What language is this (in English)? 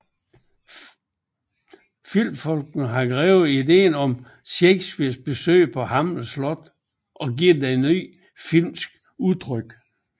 Danish